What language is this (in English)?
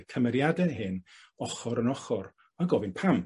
Welsh